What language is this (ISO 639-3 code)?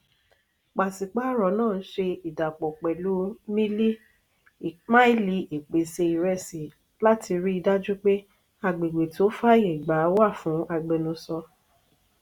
yor